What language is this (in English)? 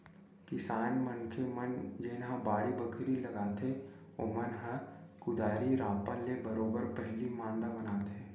Chhattisgarhi